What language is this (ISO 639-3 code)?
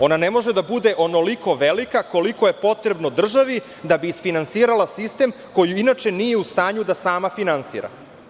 srp